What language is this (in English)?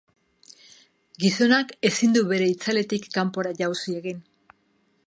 Basque